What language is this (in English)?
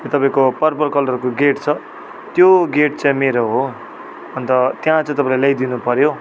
Nepali